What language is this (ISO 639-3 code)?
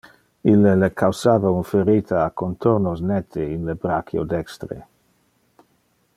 ina